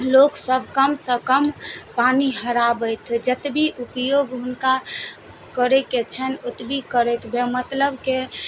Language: Maithili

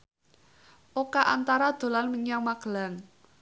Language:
Javanese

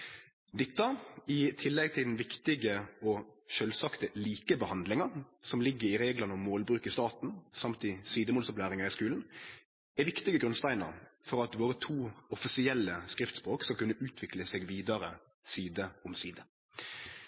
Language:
Norwegian Nynorsk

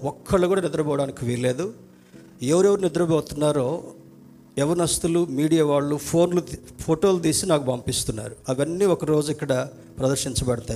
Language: Telugu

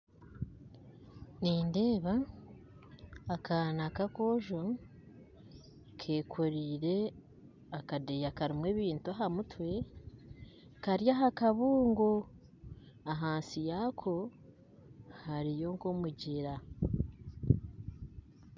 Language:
Nyankole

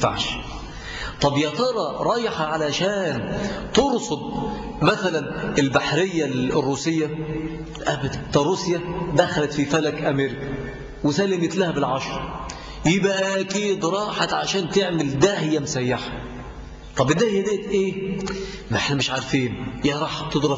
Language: Arabic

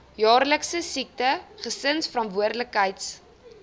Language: Afrikaans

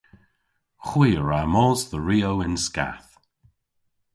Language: Cornish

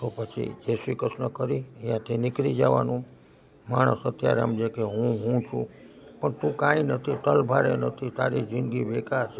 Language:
Gujarati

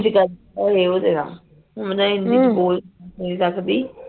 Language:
Punjabi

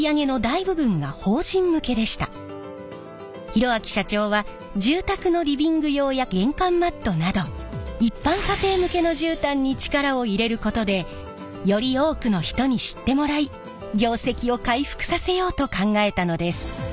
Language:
Japanese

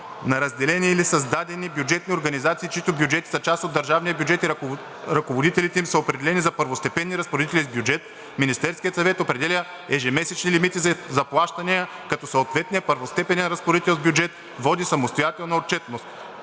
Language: Bulgarian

